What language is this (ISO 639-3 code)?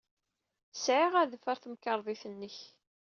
kab